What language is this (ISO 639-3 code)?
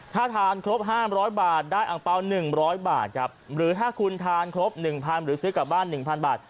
tha